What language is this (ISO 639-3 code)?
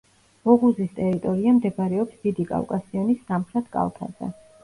kat